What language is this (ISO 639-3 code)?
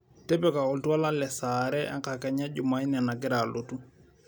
mas